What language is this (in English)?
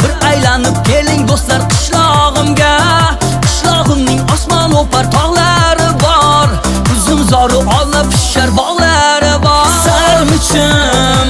Turkish